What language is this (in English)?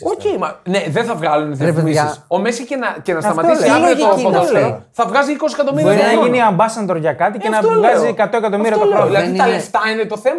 Greek